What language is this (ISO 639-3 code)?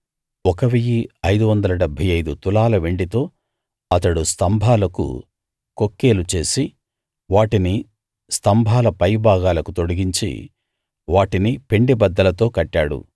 tel